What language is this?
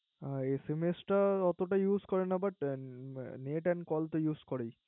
Bangla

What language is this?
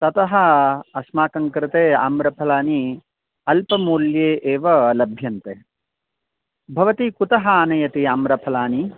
Sanskrit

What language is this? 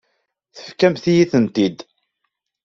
Kabyle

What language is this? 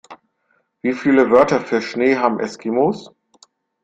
German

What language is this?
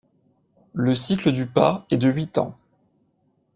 French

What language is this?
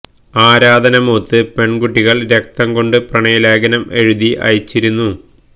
Malayalam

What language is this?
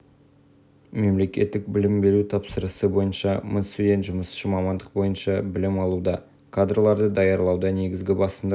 Kazakh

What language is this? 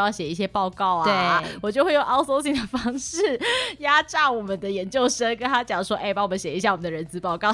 Chinese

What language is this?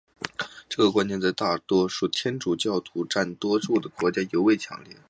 Chinese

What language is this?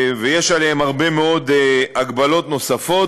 Hebrew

